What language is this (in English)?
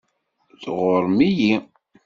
Kabyle